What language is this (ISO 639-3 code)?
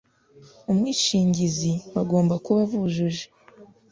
kin